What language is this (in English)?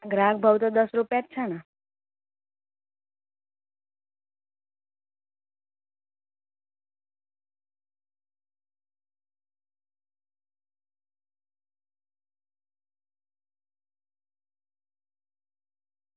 Gujarati